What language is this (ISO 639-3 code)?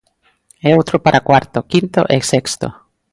glg